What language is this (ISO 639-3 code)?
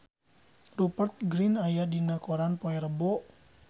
sun